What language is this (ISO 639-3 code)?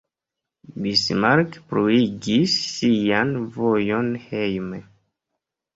epo